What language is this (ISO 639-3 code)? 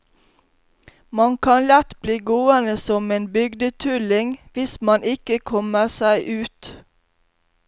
nor